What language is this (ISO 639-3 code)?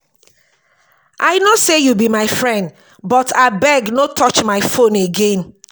pcm